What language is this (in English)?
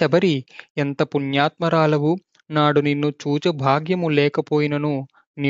Telugu